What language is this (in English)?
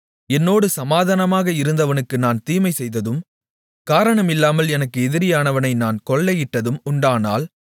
Tamil